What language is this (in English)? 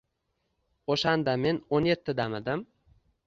Uzbek